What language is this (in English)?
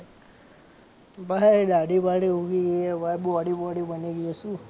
Gujarati